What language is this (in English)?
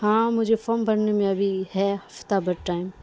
Urdu